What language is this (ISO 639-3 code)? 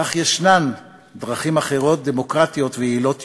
heb